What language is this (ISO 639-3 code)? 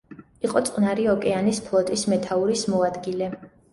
kat